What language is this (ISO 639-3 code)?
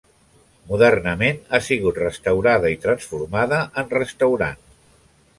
cat